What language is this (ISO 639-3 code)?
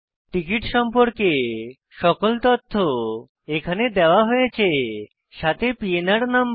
ben